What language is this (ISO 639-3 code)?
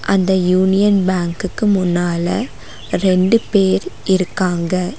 tam